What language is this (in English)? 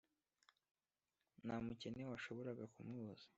Kinyarwanda